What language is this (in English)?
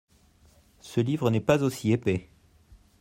French